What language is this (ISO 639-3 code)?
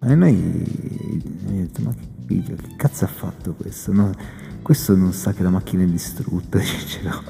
ita